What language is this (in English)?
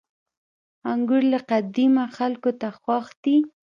Pashto